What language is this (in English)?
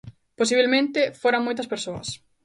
Galician